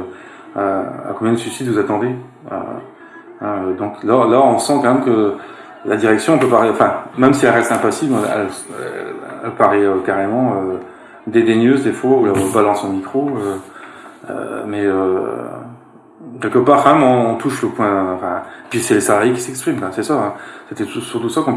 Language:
French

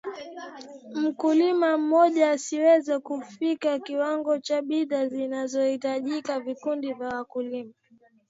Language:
Swahili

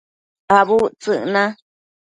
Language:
Matsés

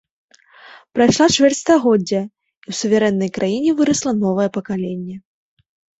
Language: Belarusian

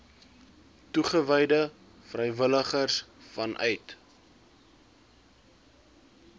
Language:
Afrikaans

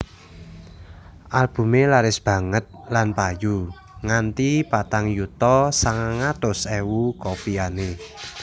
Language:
Javanese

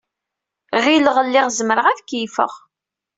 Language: Kabyle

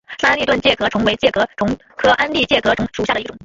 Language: Chinese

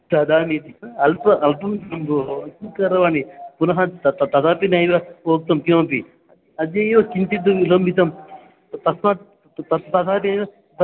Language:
Sanskrit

